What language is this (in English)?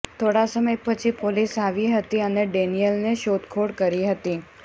Gujarati